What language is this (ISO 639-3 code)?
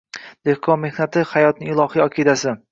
uzb